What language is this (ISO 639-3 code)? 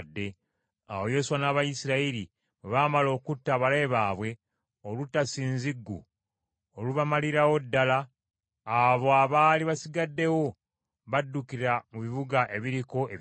lug